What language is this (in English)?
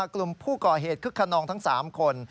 Thai